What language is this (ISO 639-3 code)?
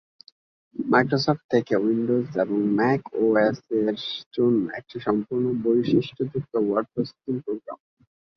ben